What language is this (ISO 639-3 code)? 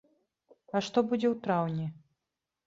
bel